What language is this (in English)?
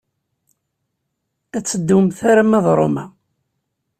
Kabyle